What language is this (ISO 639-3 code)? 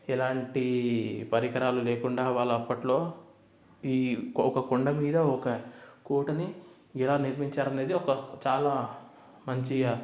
tel